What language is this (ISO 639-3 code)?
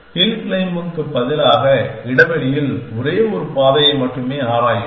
tam